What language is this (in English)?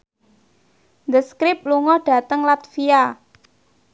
Javanese